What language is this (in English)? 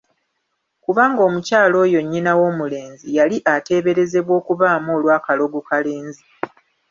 Ganda